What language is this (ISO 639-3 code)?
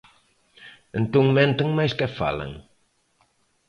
glg